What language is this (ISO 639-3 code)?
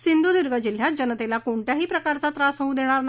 mar